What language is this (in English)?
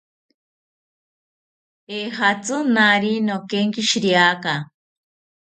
South Ucayali Ashéninka